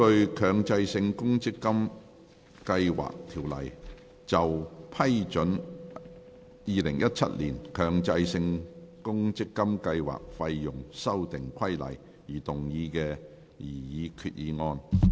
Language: Cantonese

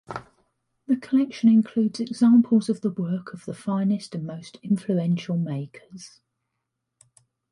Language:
English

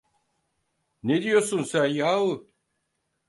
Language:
Turkish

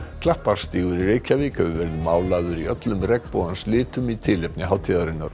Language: Icelandic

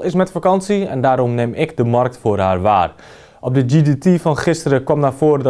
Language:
Dutch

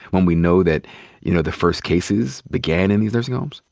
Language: English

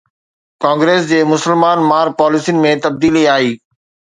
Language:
Sindhi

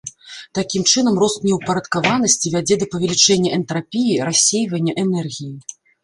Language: Belarusian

